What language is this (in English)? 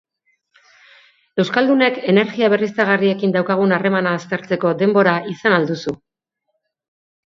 Basque